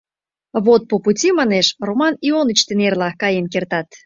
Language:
Mari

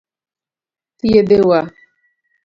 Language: Luo (Kenya and Tanzania)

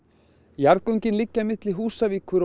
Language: Icelandic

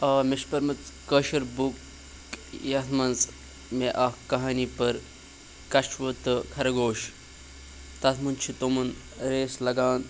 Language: Kashmiri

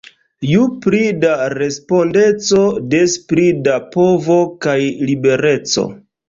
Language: Esperanto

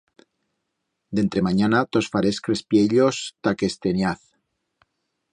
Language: Aragonese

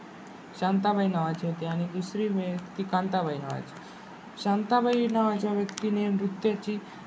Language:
Marathi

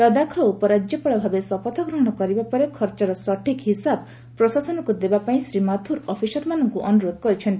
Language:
Odia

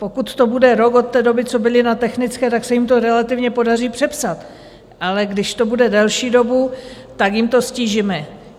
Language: Czech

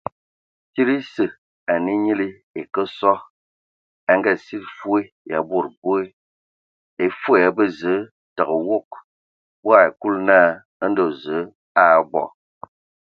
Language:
Ewondo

